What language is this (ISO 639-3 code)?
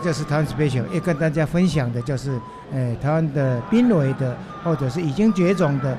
zho